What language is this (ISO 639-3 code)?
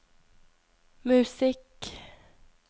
nor